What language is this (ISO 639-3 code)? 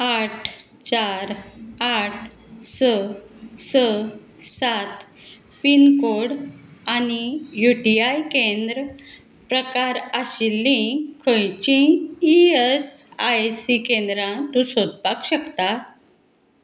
kok